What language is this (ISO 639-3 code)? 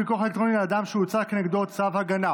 heb